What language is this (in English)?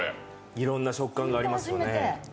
Japanese